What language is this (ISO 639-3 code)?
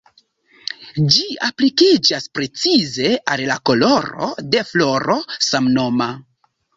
epo